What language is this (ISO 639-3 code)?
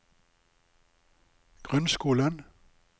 nor